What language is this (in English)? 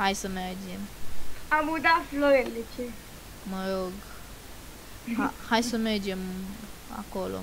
Romanian